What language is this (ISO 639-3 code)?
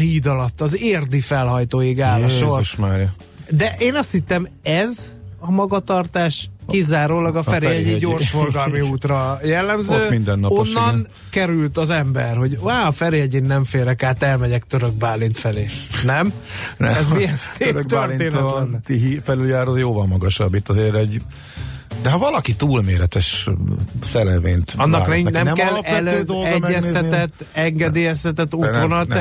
hun